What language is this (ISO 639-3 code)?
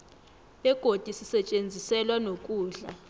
nbl